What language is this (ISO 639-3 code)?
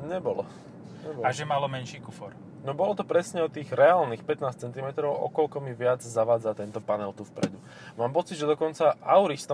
slk